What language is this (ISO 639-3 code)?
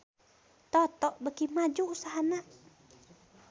sun